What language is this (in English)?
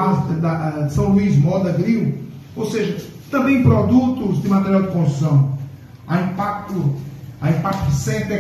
Portuguese